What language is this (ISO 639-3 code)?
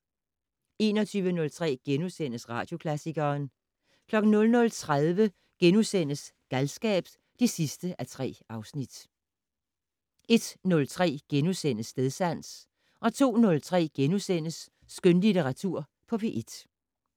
dan